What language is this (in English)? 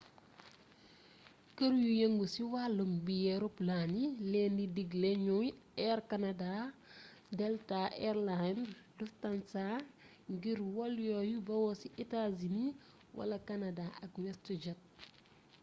Wolof